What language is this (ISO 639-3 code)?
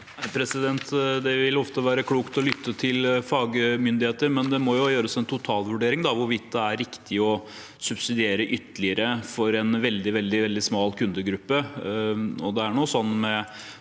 nor